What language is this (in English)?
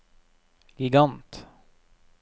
Norwegian